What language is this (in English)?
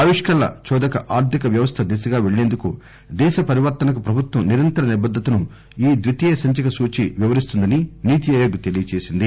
Telugu